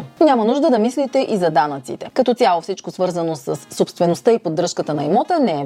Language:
Bulgarian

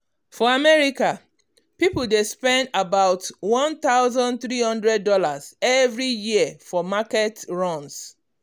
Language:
Nigerian Pidgin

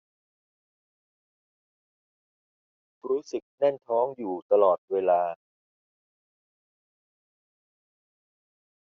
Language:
Thai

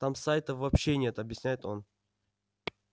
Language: Russian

